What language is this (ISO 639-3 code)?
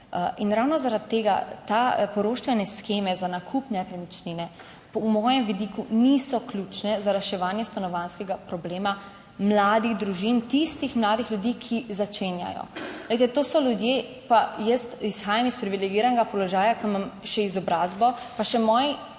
slv